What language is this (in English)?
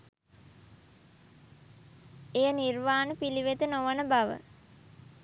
Sinhala